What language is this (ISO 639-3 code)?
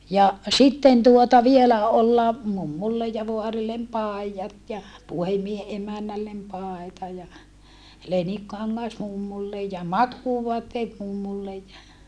fin